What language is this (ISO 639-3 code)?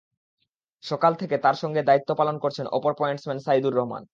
ben